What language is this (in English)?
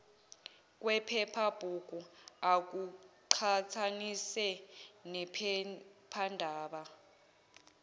Zulu